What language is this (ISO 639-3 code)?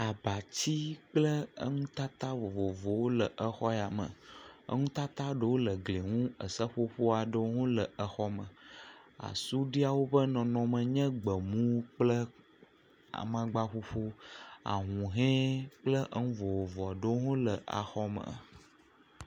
ewe